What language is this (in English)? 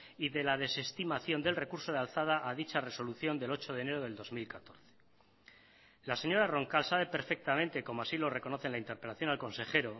Spanish